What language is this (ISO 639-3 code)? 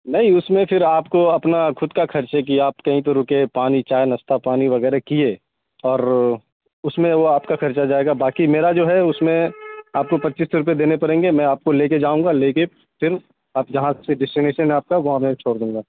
urd